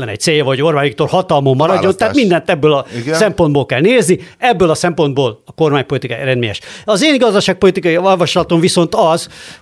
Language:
Hungarian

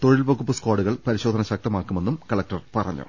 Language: Malayalam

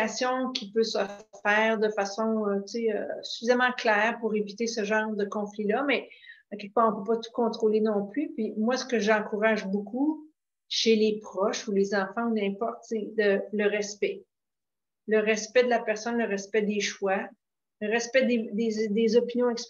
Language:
French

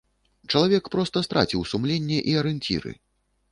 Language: Belarusian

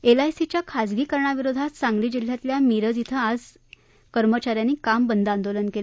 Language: Marathi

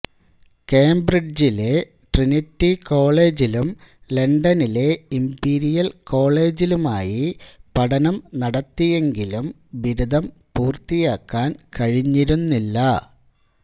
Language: Malayalam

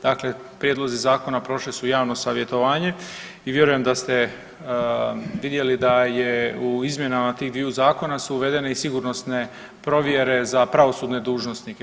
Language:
Croatian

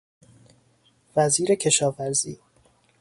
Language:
Persian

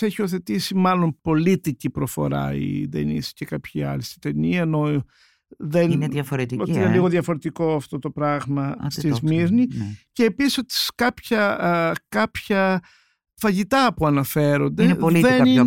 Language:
Greek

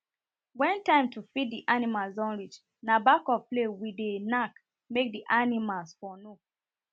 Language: Nigerian Pidgin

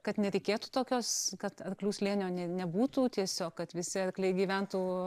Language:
Lithuanian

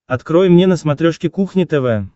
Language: Russian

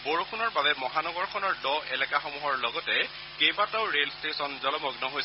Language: Assamese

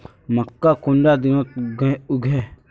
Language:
Magahi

